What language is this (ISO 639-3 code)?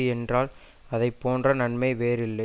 tam